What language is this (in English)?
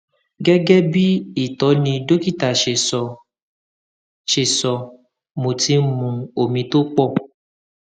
Yoruba